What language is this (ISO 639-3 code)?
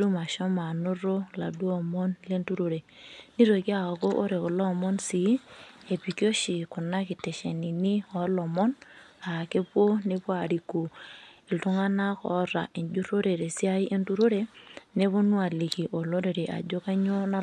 mas